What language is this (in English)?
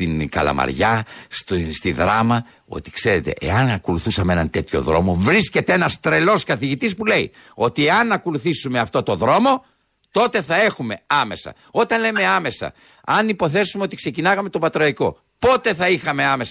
Greek